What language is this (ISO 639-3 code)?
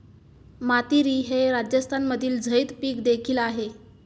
mar